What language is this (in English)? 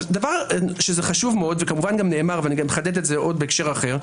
Hebrew